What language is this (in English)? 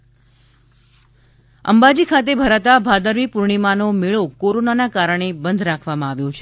Gujarati